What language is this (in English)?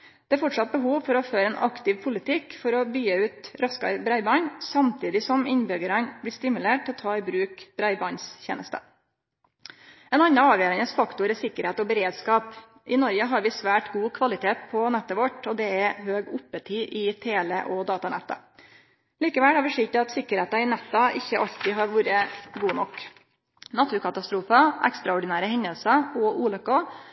Norwegian Nynorsk